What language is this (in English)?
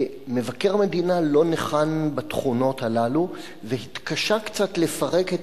Hebrew